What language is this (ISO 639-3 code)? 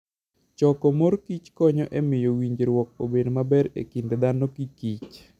luo